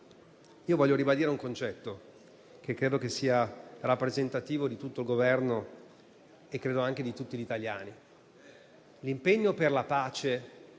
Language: Italian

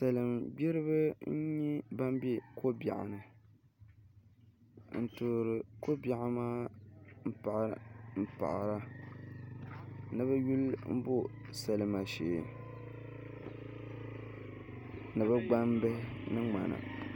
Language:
Dagbani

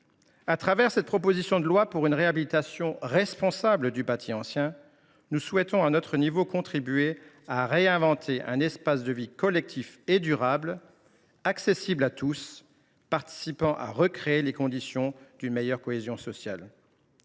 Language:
French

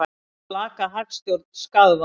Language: Icelandic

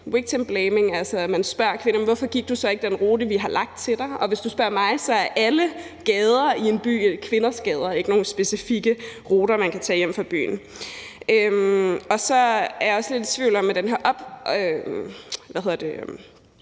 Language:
Danish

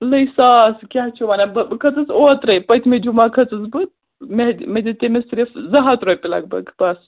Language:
Kashmiri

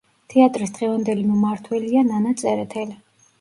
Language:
Georgian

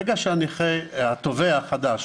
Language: Hebrew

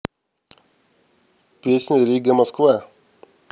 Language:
Russian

